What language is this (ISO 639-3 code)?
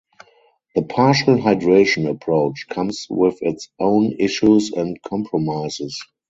eng